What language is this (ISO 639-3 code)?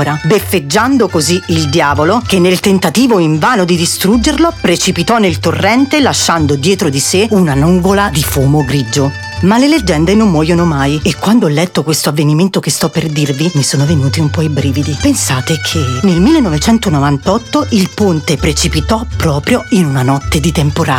ita